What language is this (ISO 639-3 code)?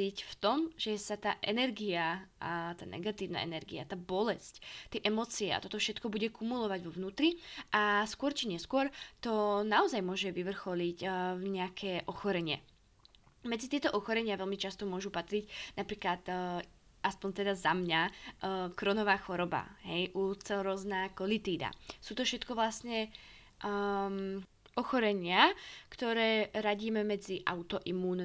slk